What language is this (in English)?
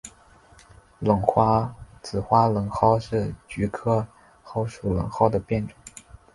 Chinese